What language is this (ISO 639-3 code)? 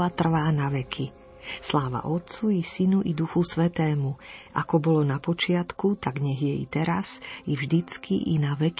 slk